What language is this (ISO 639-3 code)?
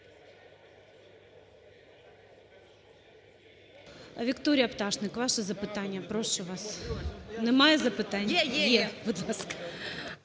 ukr